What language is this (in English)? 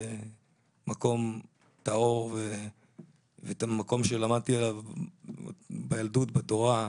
Hebrew